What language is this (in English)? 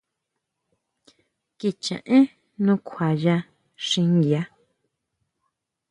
Huautla Mazatec